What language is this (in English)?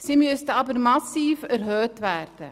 Swiss German